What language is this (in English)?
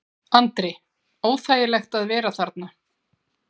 Icelandic